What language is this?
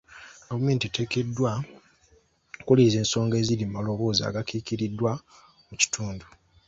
Ganda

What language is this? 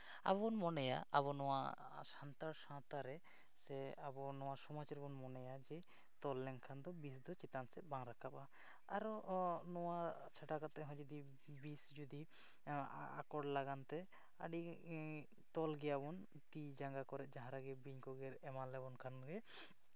Santali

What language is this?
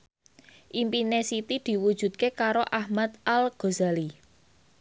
Javanese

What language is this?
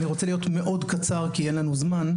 Hebrew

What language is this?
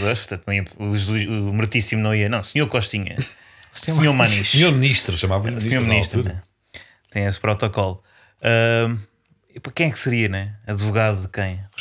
Portuguese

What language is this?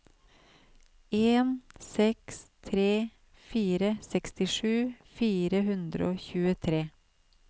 Norwegian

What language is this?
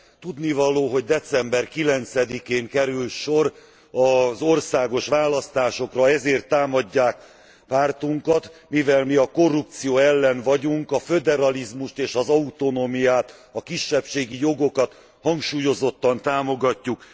Hungarian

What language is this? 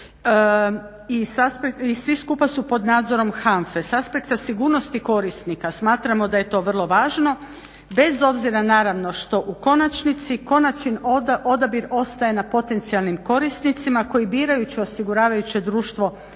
Croatian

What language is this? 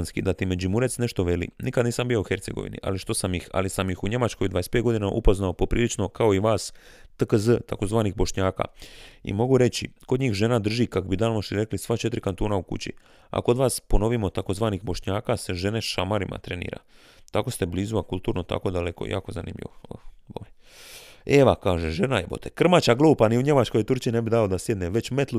Croatian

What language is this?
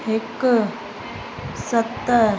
Sindhi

